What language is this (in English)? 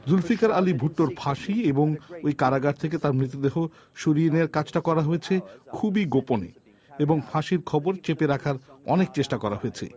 Bangla